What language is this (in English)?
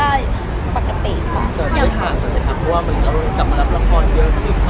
Thai